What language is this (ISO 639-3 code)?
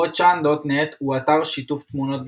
heb